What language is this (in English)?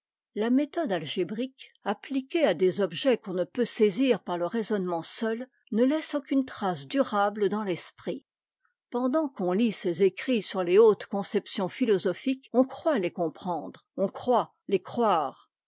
French